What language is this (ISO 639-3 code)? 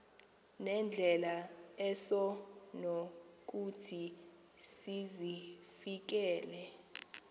xho